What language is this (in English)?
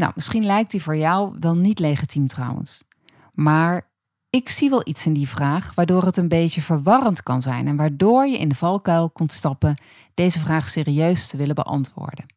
Dutch